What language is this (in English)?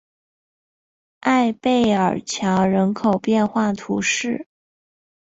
Chinese